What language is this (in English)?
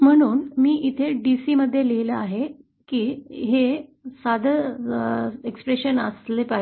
Marathi